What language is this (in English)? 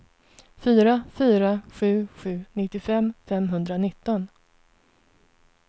Swedish